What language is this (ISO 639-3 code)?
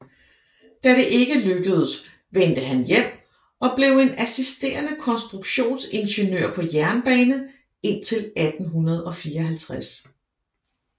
dan